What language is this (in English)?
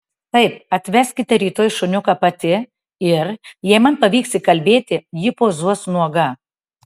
Lithuanian